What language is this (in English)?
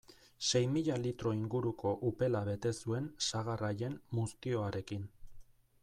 Basque